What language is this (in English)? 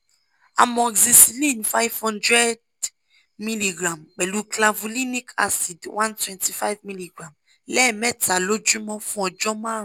Yoruba